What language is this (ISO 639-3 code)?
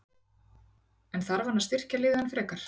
isl